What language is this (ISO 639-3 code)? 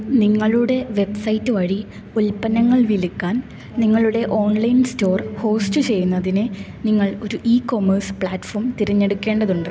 mal